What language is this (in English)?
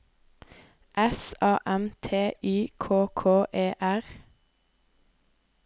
Norwegian